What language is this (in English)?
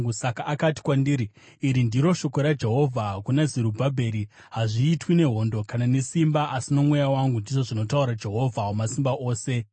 Shona